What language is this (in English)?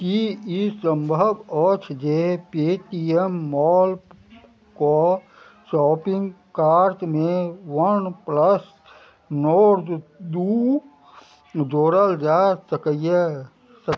Maithili